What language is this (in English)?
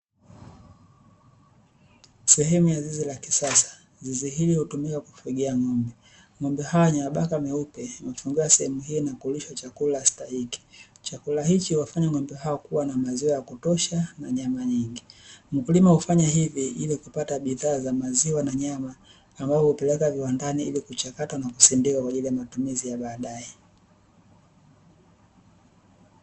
Swahili